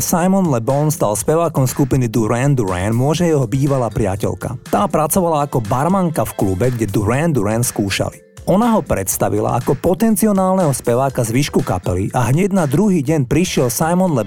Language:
Slovak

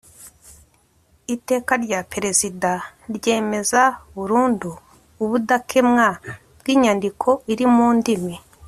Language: Kinyarwanda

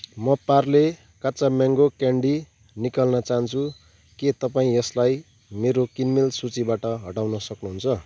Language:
Nepali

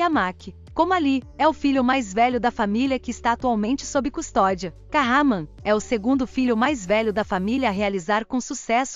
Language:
Portuguese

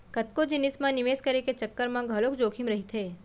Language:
Chhattisgarhi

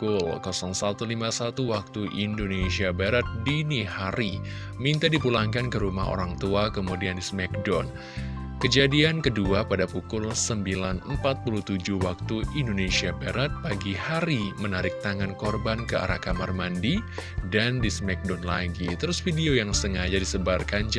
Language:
Indonesian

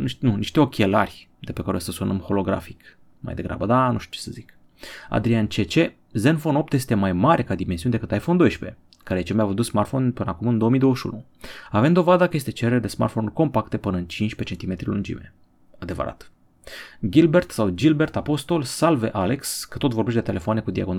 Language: Romanian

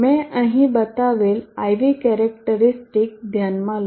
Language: Gujarati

